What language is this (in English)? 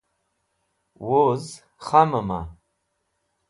Wakhi